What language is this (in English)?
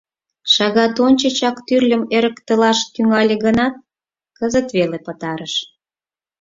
Mari